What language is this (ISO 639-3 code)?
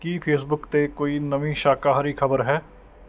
pan